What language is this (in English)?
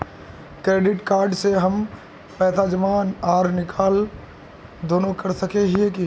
Magahi